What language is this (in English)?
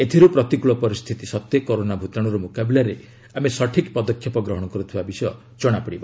Odia